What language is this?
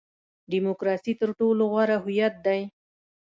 Pashto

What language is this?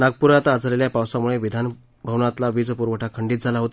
Marathi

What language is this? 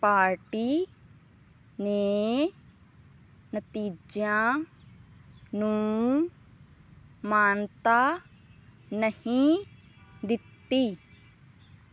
Punjabi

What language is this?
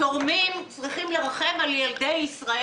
Hebrew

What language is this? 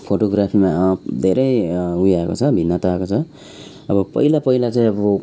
Nepali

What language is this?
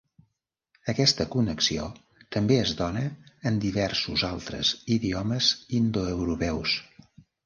Catalan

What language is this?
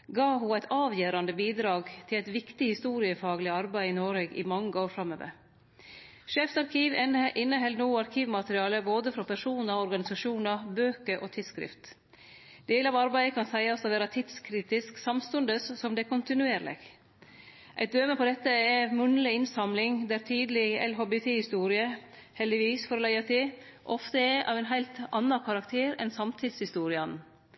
Norwegian Nynorsk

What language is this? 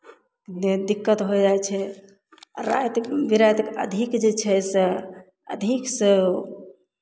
Maithili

